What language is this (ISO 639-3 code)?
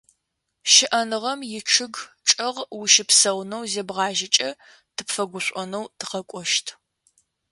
ady